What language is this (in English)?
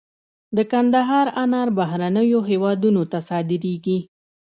Pashto